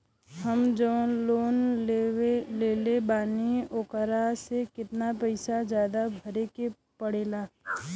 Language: Bhojpuri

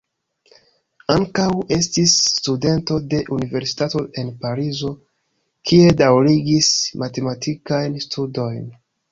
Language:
Esperanto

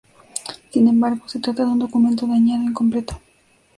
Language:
Spanish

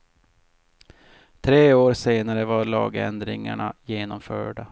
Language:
Swedish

